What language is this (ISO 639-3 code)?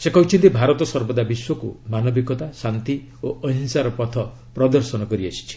ori